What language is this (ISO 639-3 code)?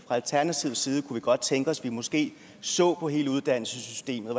dan